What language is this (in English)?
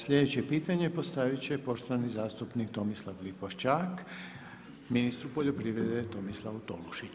Croatian